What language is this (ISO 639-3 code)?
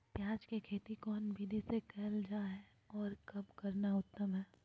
mag